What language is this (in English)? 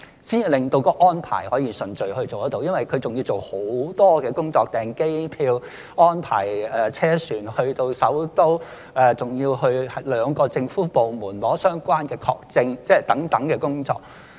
Cantonese